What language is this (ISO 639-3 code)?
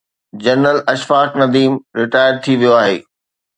snd